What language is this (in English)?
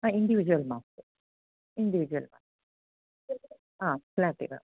Sanskrit